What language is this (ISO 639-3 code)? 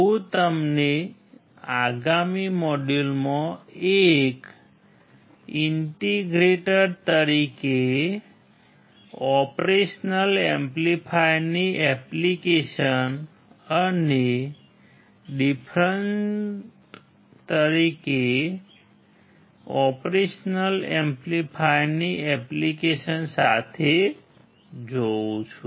guj